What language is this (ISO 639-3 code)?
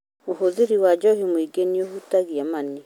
kik